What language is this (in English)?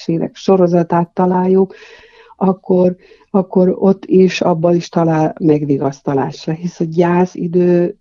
Hungarian